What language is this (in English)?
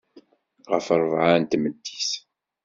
Kabyle